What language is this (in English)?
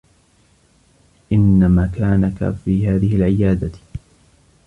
Arabic